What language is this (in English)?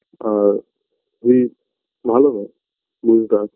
Bangla